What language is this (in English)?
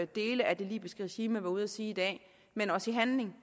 Danish